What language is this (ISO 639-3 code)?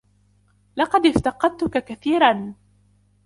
ara